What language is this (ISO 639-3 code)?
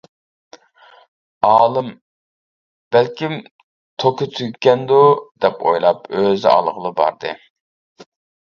uig